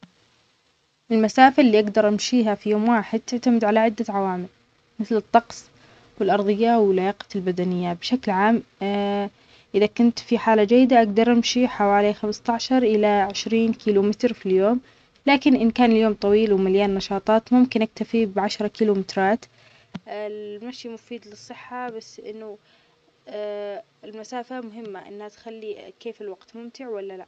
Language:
Omani Arabic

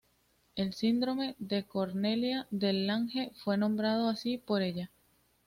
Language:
Spanish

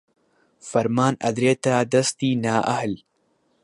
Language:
Central Kurdish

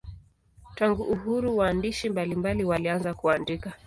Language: Swahili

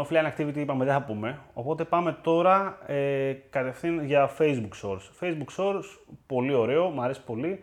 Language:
Greek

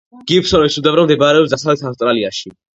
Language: Georgian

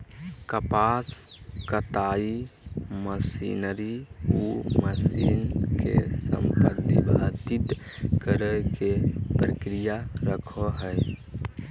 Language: Magahi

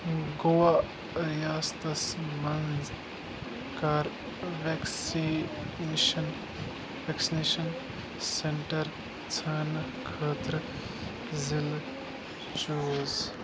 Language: Kashmiri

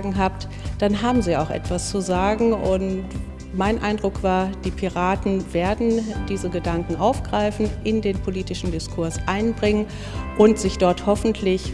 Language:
German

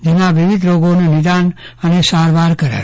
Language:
Gujarati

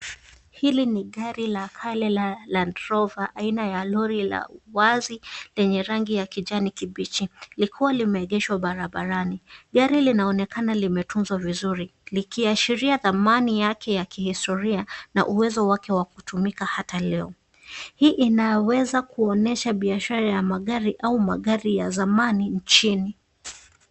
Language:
Swahili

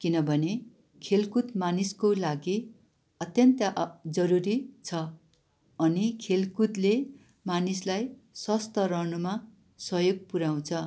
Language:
Nepali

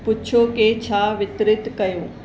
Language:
Sindhi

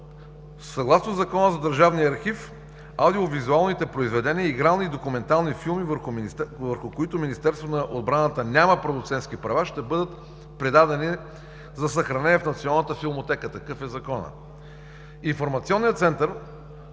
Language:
Bulgarian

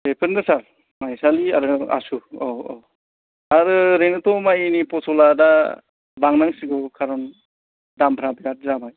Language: Bodo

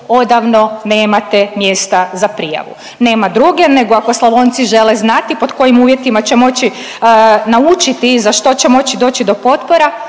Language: Croatian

